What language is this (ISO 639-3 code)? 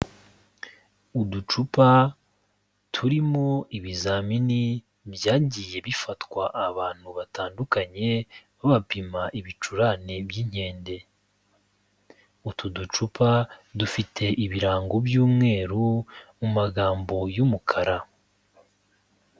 kin